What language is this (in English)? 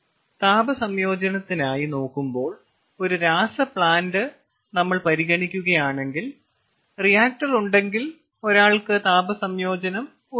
Malayalam